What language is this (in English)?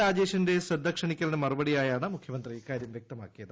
Malayalam